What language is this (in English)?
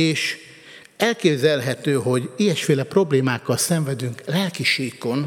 Hungarian